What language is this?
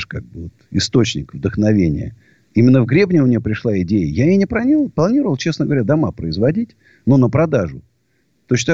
Russian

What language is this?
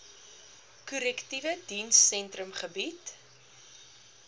Afrikaans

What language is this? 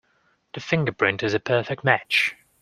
English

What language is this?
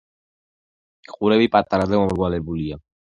Georgian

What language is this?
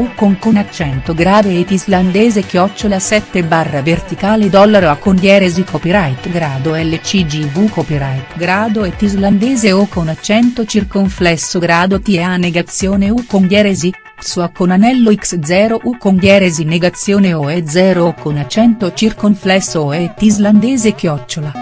Italian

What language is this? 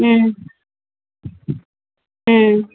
Tamil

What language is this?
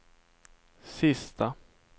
Swedish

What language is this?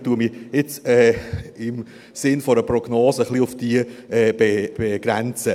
Swiss German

